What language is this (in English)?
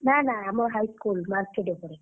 Odia